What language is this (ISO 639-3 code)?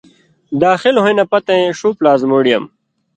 mvy